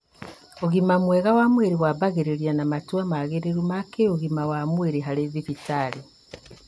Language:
Kikuyu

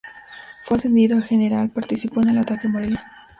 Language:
Spanish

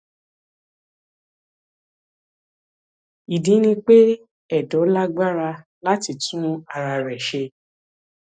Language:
Yoruba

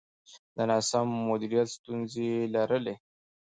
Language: Pashto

